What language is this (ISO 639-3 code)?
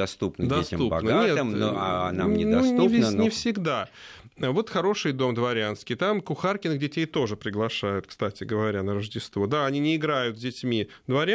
rus